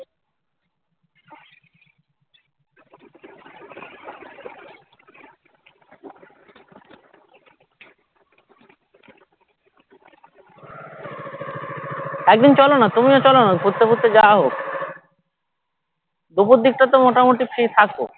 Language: Bangla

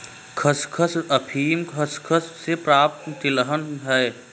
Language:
Hindi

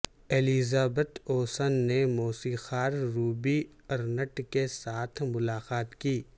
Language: Urdu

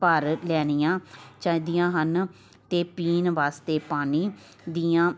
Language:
Punjabi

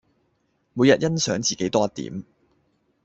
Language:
Cantonese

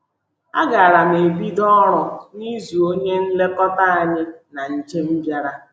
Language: Igbo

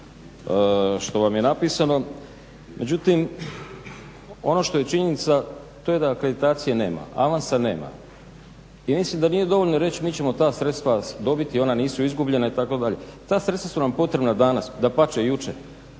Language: Croatian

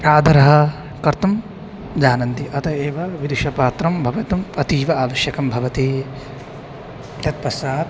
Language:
Sanskrit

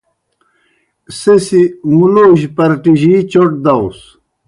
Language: Kohistani Shina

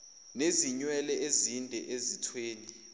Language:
Zulu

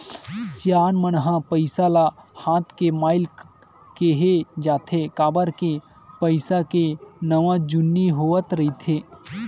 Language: Chhattisgarhi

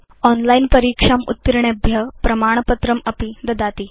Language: Sanskrit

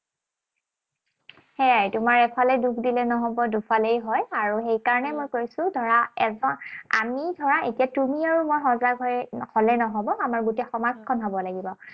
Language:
Assamese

